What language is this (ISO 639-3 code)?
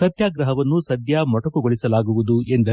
kan